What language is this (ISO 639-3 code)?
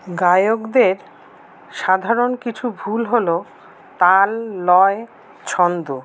ben